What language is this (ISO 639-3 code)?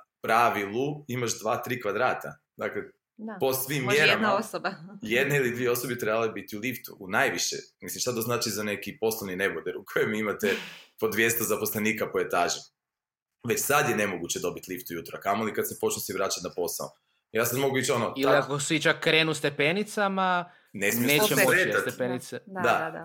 hrv